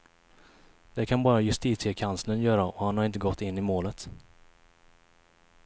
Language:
Swedish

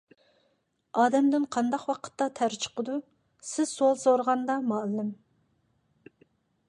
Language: Uyghur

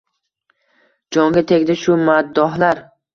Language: Uzbek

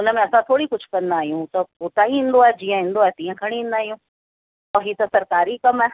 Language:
Sindhi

